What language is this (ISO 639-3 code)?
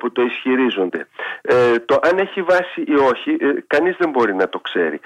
ell